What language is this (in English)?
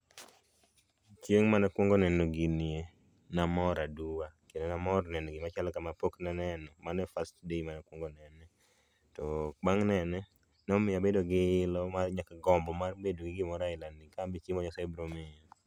Luo (Kenya and Tanzania)